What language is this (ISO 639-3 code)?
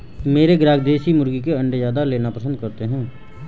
hin